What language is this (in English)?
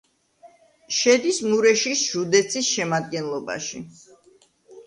Georgian